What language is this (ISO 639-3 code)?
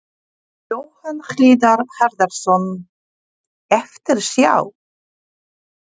isl